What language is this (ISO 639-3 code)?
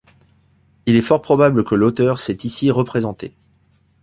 fra